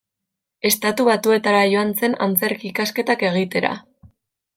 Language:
Basque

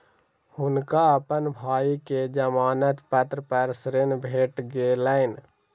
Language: Maithili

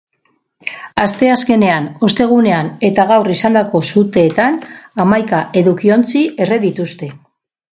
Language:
Basque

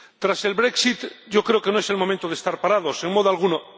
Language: Spanish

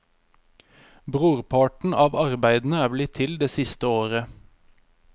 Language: Norwegian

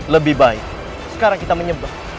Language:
Indonesian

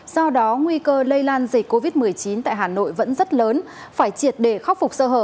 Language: Vietnamese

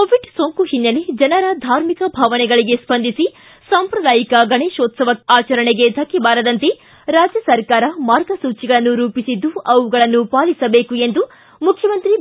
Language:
Kannada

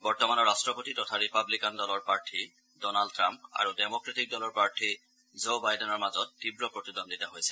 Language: Assamese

